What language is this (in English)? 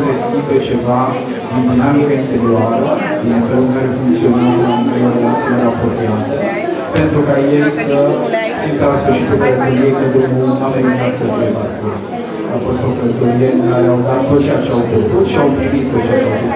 Romanian